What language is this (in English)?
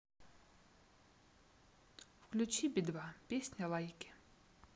Russian